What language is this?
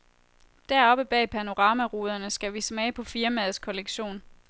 Danish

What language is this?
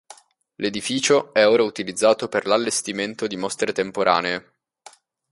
Italian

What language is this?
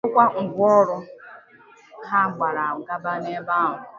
Igbo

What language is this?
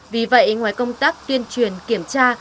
Vietnamese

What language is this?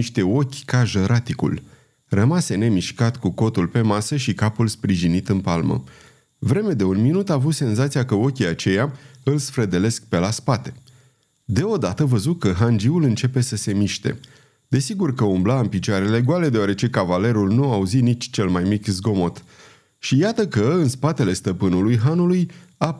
Romanian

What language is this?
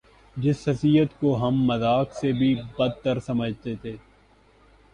Urdu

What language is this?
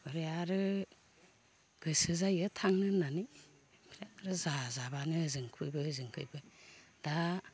Bodo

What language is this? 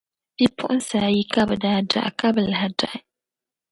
Dagbani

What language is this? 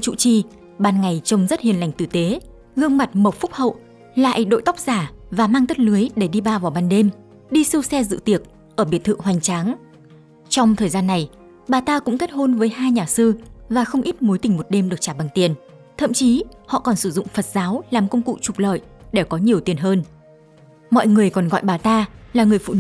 Vietnamese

